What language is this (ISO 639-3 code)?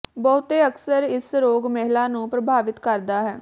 pan